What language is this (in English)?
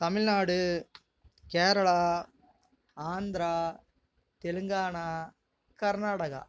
Tamil